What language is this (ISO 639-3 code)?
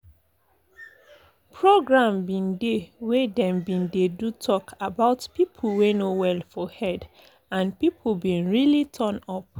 pcm